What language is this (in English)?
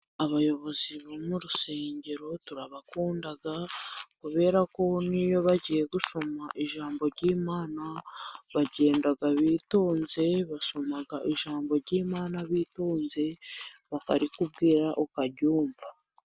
Kinyarwanda